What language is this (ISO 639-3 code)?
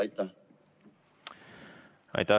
est